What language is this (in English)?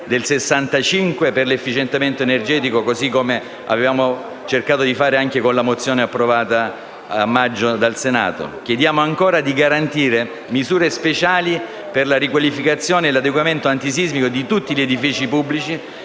Italian